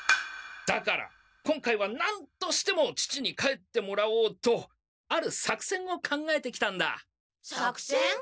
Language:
Japanese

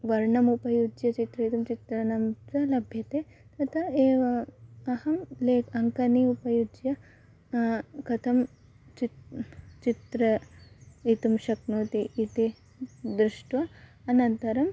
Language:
Sanskrit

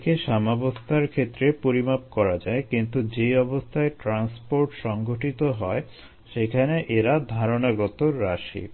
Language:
Bangla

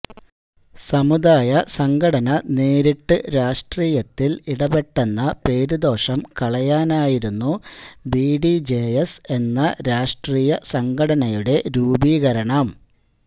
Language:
Malayalam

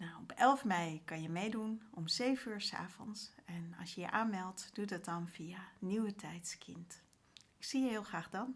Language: Dutch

